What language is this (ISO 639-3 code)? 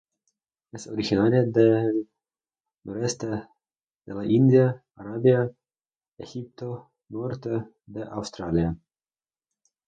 spa